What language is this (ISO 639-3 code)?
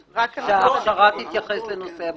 heb